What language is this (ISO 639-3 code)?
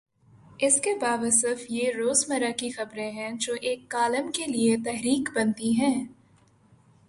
urd